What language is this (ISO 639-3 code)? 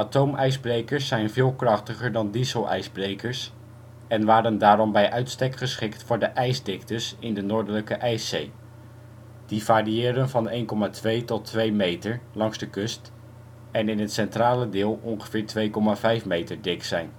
nld